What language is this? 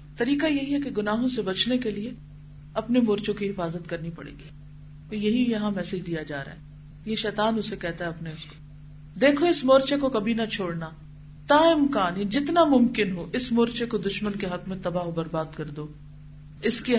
Urdu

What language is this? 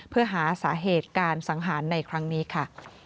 Thai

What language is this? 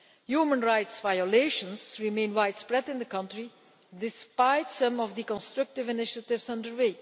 English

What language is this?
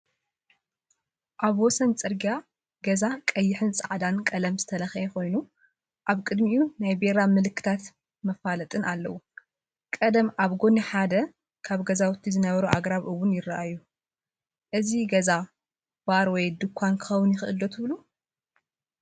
Tigrinya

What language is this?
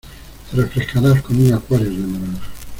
Spanish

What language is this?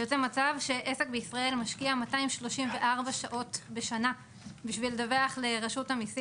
Hebrew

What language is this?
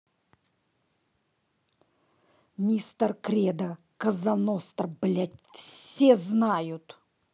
Russian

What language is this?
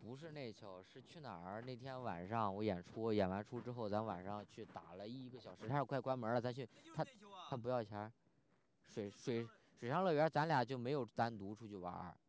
Chinese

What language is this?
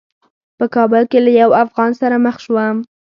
Pashto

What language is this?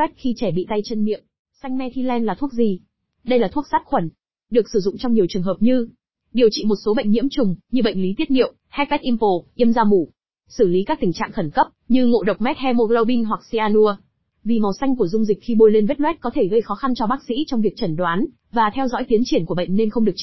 Vietnamese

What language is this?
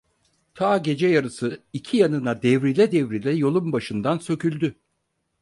Turkish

